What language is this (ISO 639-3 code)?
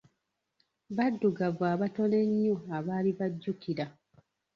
lug